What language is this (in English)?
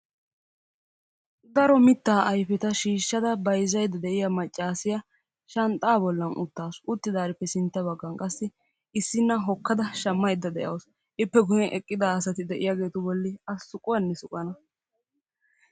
Wolaytta